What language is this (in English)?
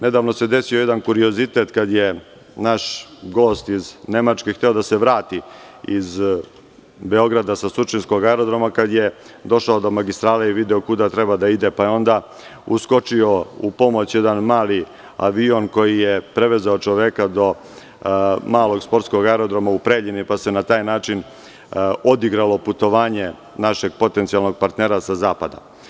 Serbian